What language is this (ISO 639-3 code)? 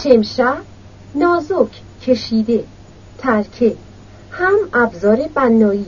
fas